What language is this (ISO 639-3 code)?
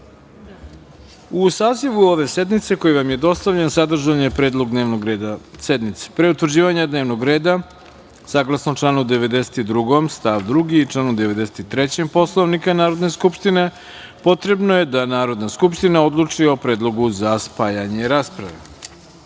srp